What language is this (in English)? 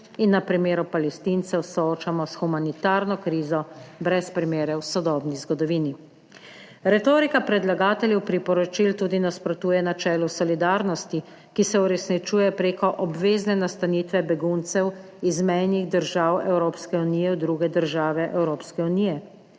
Slovenian